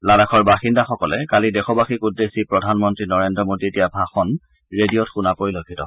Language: Assamese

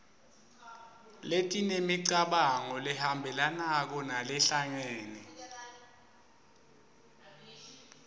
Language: Swati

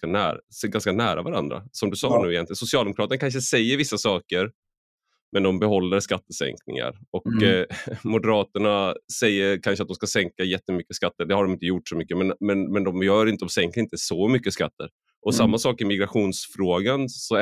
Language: Swedish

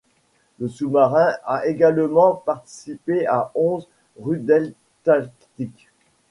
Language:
French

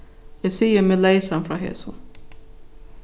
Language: Faroese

